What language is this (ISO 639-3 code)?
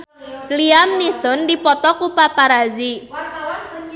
sun